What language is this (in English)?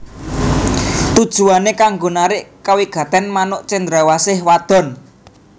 Javanese